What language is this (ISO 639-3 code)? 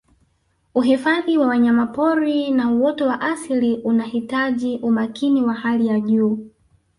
swa